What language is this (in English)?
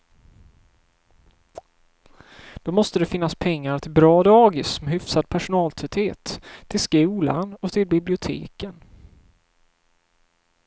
Swedish